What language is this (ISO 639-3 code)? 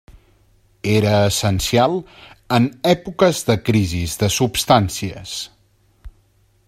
cat